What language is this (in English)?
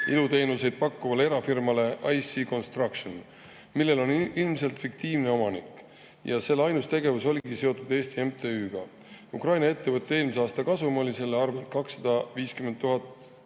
Estonian